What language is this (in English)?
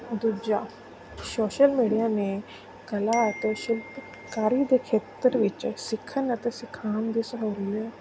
Punjabi